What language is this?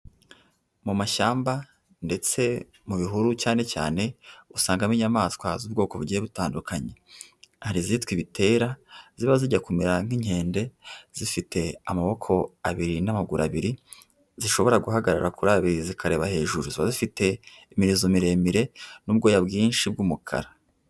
Kinyarwanda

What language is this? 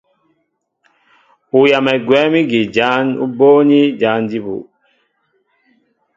Mbo (Cameroon)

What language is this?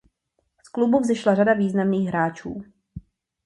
Czech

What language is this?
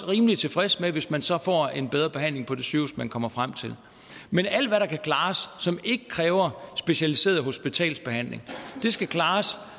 Danish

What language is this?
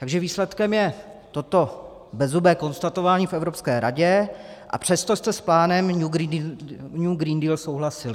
Czech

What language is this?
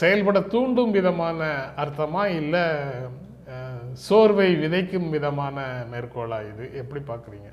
Tamil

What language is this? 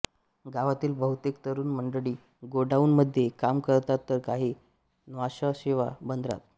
Marathi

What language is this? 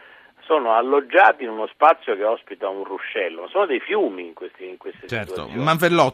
Italian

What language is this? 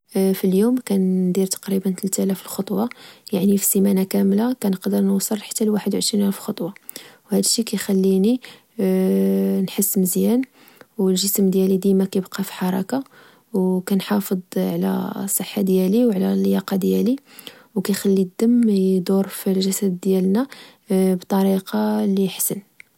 Moroccan Arabic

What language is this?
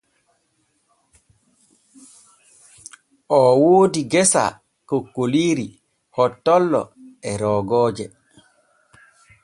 Borgu Fulfulde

